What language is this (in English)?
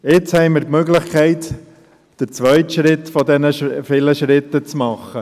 Swiss German